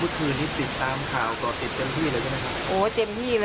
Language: Thai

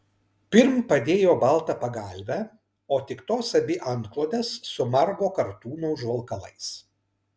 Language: Lithuanian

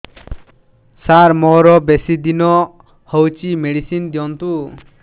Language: Odia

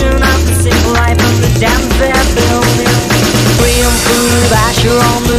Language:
English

